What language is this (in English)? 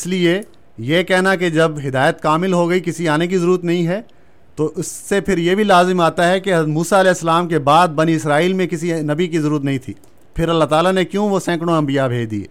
Urdu